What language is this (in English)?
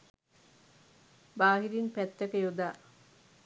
Sinhala